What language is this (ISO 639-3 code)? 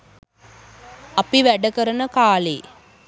sin